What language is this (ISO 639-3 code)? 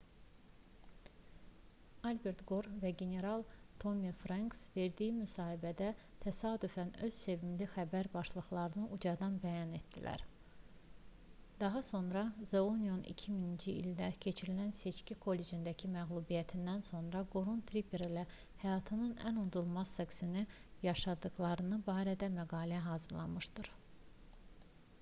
aze